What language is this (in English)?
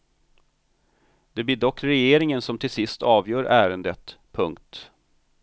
Swedish